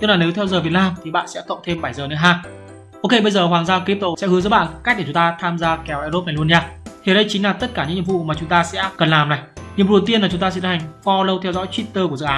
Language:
Vietnamese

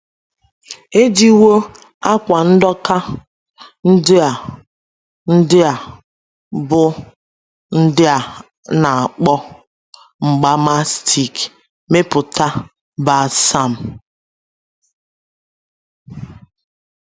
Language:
Igbo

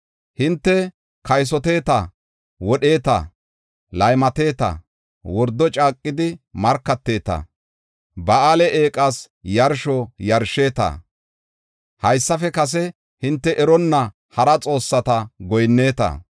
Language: Gofa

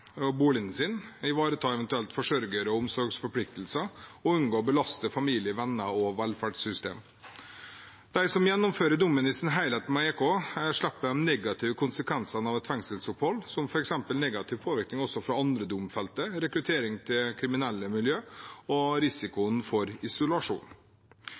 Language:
Norwegian Bokmål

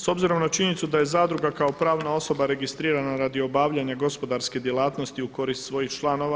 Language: Croatian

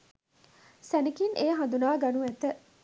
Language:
Sinhala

